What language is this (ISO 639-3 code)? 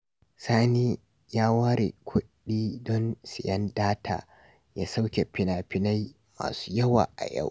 hau